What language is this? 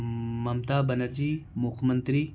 Urdu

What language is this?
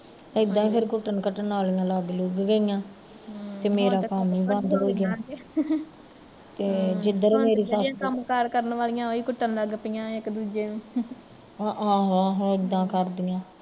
Punjabi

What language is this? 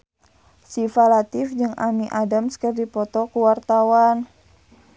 Sundanese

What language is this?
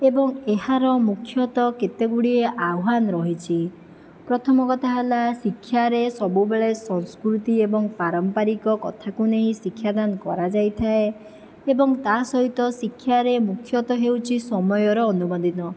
Odia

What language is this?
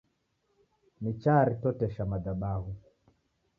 Taita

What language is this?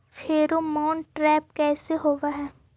Magahi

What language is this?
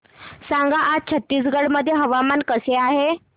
Marathi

